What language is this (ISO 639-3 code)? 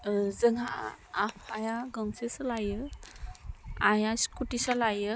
brx